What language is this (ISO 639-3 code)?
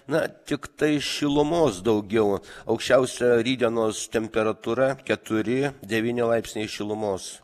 lit